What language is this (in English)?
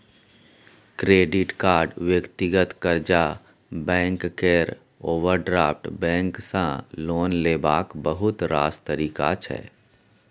Maithili